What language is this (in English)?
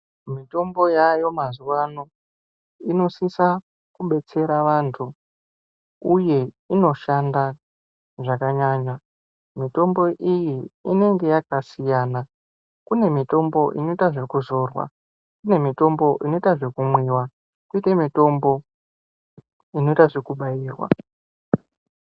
Ndau